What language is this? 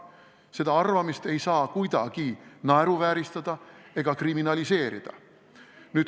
Estonian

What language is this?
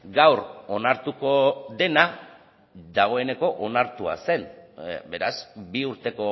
Basque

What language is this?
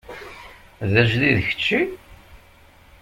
Kabyle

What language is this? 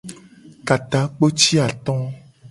Gen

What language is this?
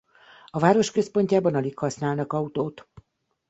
Hungarian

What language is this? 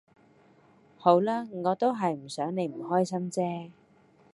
Cantonese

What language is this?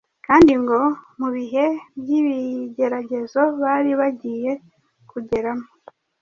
Kinyarwanda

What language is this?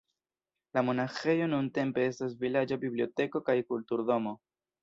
Esperanto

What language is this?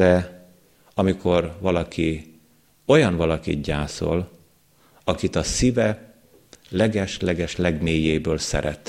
Hungarian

